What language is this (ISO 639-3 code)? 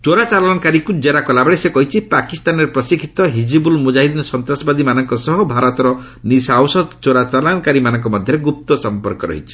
ori